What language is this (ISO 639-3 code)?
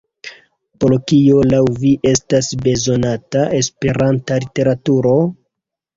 epo